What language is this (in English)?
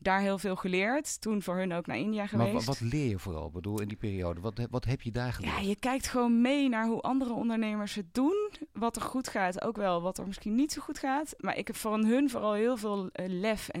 Dutch